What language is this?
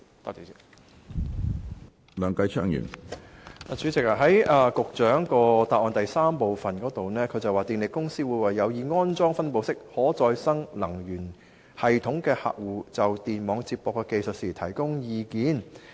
Cantonese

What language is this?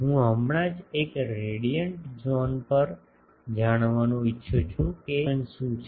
Gujarati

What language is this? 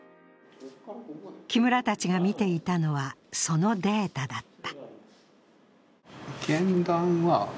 Japanese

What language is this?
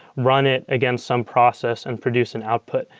English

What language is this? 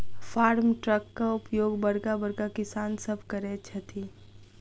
Maithili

